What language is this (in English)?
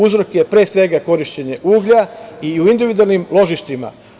Serbian